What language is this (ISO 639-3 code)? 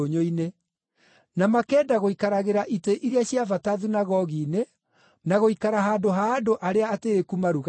kik